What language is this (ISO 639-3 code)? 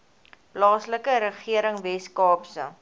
afr